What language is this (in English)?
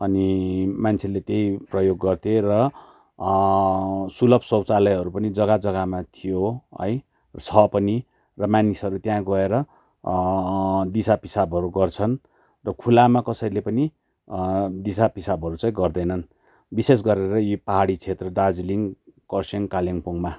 Nepali